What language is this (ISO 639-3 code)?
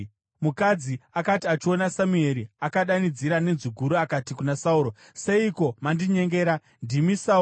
sna